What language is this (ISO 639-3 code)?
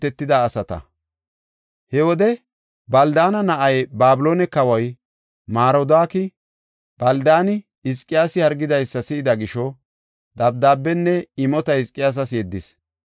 gof